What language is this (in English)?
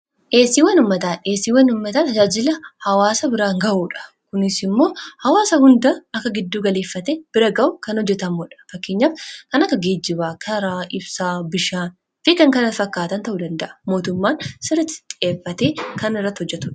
Oromo